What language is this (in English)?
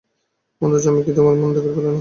Bangla